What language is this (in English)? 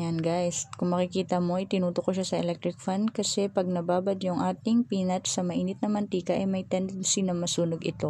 Filipino